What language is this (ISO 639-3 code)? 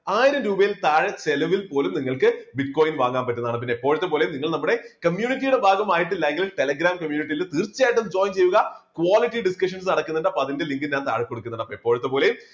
mal